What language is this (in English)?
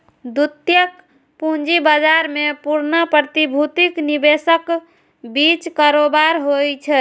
Maithili